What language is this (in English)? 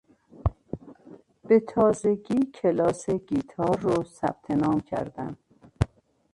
Persian